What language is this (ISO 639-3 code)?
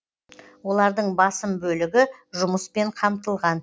kaz